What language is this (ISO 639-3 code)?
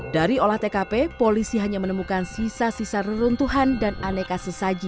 ind